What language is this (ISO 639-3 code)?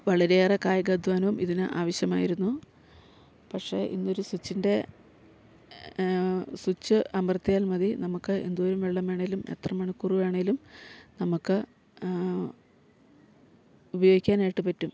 mal